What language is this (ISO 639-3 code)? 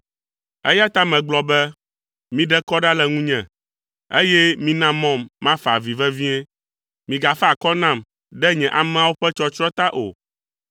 ewe